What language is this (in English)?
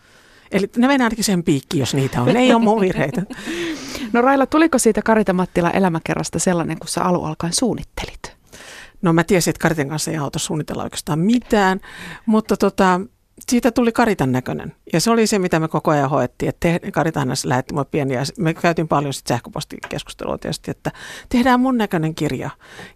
Finnish